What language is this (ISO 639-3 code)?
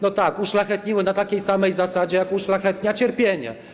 pol